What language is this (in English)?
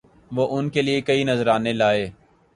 Urdu